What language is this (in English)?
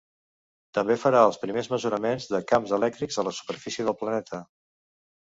Catalan